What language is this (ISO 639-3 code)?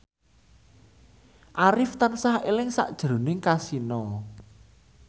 jav